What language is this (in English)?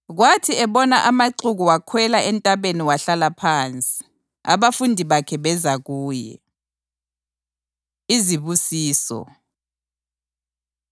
North Ndebele